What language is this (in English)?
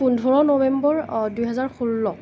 Assamese